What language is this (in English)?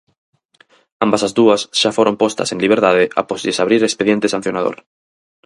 Galician